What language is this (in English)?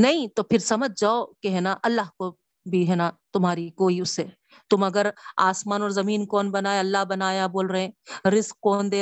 Urdu